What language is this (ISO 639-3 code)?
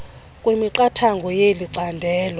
xho